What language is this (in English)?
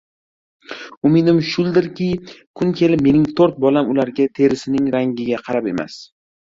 Uzbek